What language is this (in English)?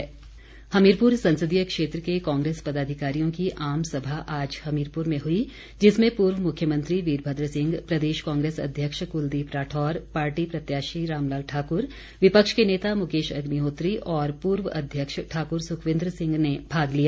Hindi